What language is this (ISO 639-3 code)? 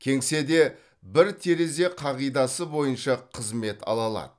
kaz